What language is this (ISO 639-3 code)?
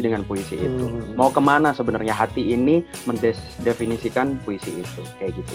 ind